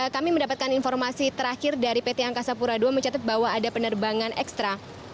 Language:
Indonesian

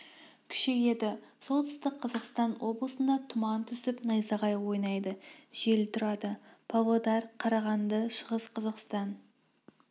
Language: Kazakh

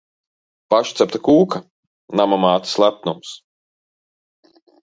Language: Latvian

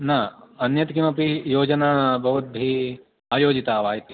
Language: Sanskrit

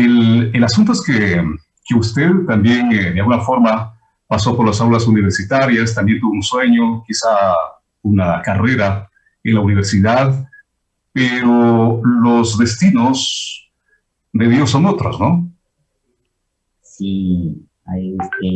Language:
Spanish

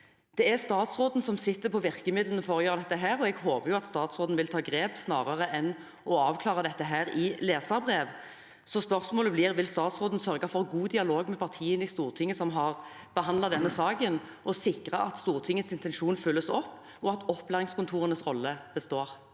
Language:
Norwegian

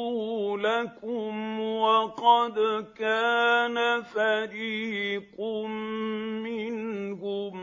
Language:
Arabic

